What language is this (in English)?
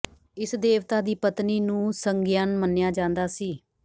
Punjabi